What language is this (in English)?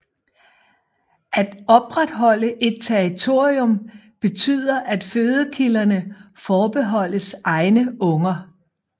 Danish